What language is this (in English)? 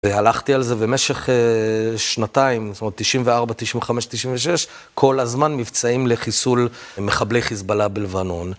Hebrew